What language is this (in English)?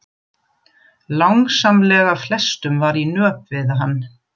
Icelandic